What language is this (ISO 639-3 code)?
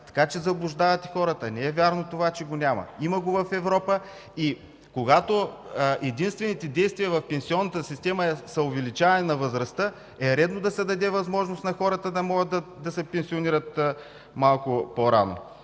bul